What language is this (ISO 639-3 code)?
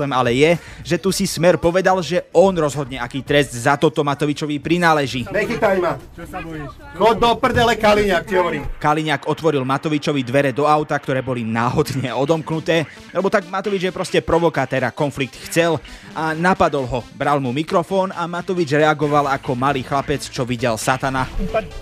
slk